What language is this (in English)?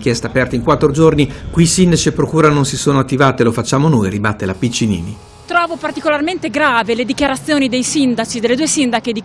Italian